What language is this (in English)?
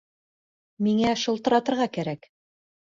Bashkir